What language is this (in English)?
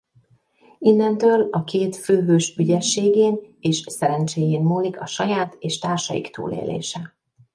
Hungarian